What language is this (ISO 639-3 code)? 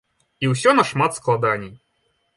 bel